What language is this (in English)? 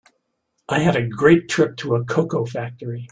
English